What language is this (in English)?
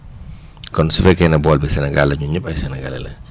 Wolof